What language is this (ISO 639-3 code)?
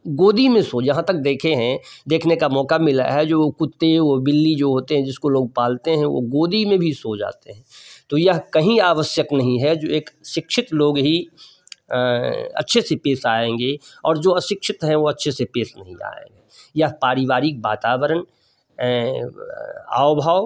hin